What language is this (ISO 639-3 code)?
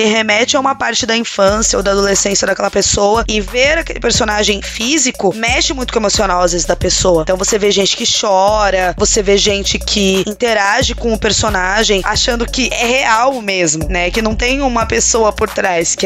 por